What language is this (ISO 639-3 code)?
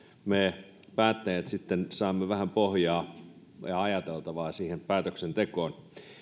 fin